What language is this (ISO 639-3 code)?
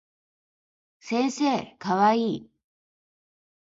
jpn